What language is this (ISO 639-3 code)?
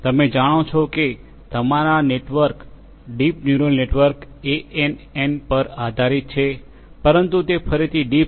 guj